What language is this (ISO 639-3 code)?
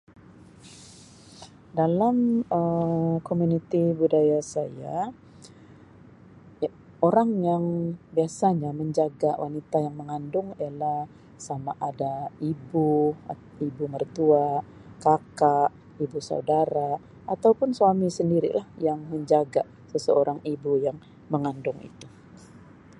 msi